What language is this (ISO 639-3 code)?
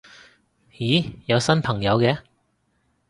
yue